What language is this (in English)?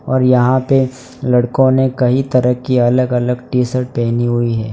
Hindi